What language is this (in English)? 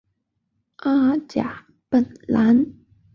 Chinese